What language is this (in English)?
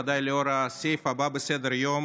Hebrew